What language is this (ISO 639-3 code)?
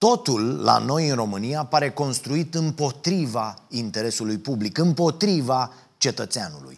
ron